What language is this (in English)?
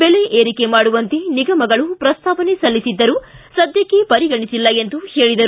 Kannada